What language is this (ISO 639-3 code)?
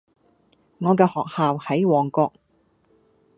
yue